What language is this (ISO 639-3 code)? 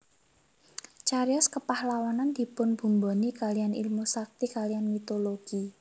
jav